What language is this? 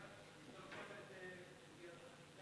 Hebrew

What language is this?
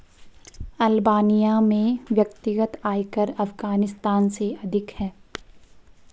Hindi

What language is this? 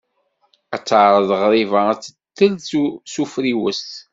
Kabyle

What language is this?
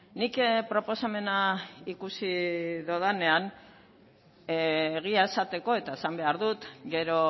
Basque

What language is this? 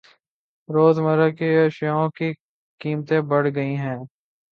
Urdu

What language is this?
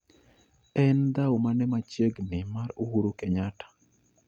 Luo (Kenya and Tanzania)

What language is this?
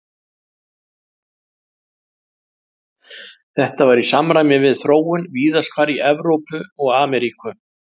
Icelandic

